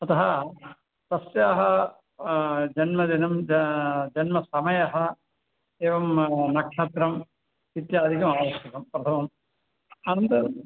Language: Sanskrit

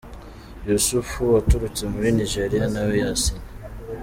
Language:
Kinyarwanda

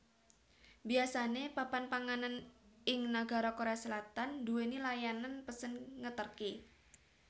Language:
Javanese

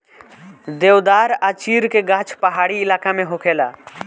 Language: Bhojpuri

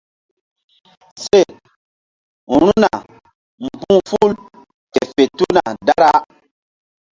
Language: Mbum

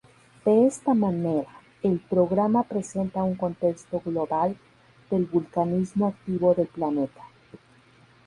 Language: Spanish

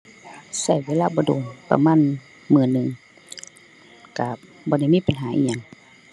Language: Thai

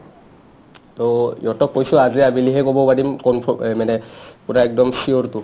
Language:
Assamese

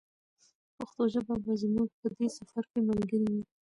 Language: Pashto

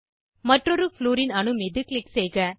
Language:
Tamil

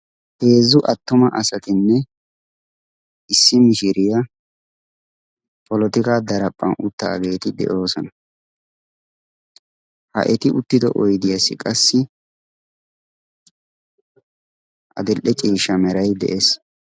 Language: Wolaytta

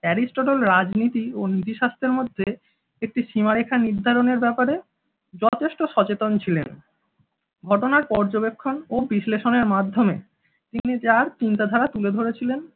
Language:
Bangla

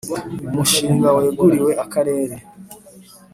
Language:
Kinyarwanda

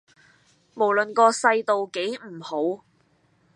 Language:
Cantonese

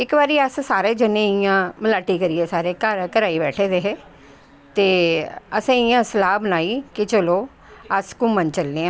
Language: Dogri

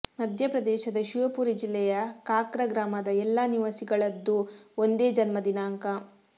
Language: Kannada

